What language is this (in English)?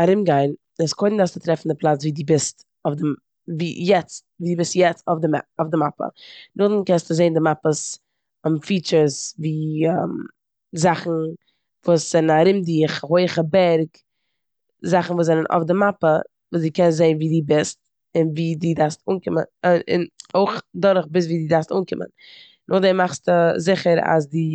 Yiddish